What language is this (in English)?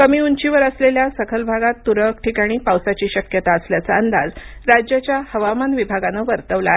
Marathi